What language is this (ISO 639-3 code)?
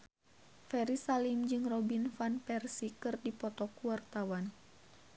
sun